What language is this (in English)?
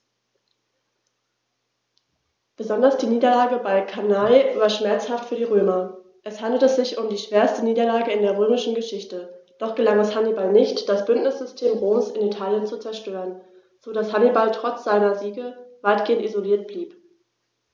German